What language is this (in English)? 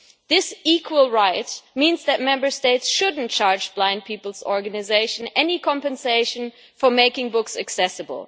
English